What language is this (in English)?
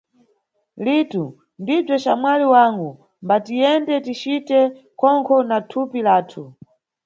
Nyungwe